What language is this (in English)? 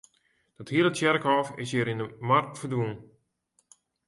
Western Frisian